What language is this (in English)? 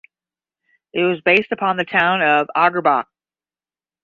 English